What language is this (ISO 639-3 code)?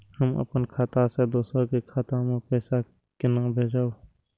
mai